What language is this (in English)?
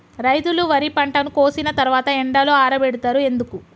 Telugu